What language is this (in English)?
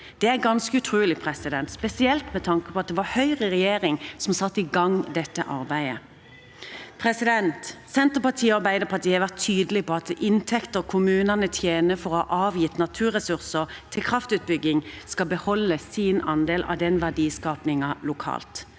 Norwegian